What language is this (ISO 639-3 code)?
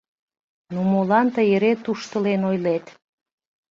chm